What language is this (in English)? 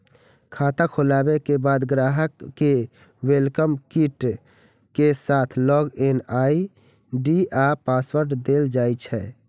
Maithili